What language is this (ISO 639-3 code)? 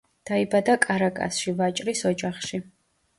kat